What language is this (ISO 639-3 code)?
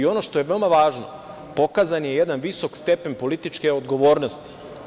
srp